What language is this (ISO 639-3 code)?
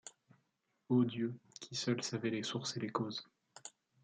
fra